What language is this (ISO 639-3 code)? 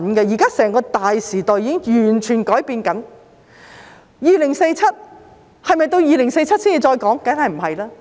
yue